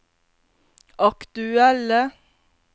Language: Norwegian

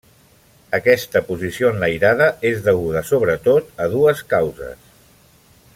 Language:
Catalan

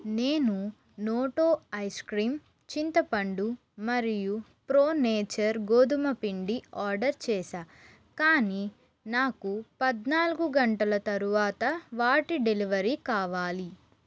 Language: Telugu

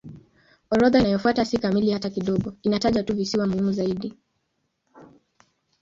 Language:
Swahili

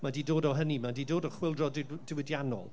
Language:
Welsh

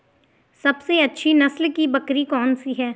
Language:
Hindi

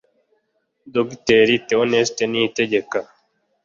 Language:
Kinyarwanda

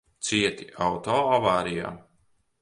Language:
Latvian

